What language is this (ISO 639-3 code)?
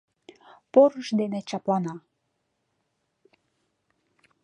chm